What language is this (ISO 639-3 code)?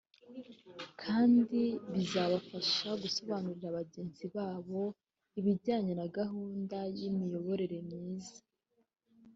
kin